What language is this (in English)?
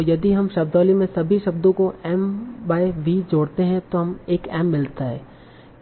Hindi